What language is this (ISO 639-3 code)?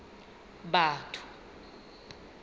sot